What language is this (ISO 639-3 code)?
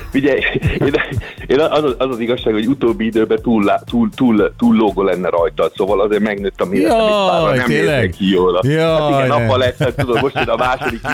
hun